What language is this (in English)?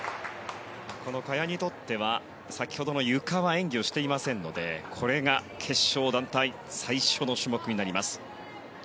Japanese